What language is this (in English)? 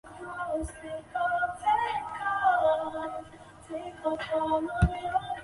Chinese